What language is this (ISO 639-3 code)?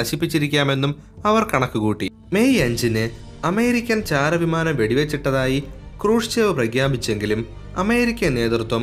mal